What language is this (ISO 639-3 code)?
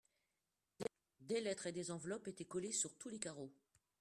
fra